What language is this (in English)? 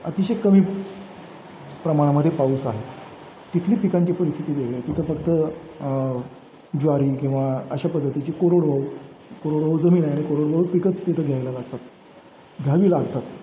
Marathi